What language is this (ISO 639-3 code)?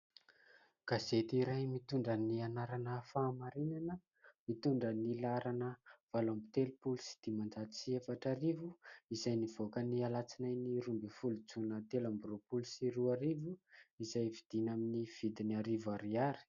mlg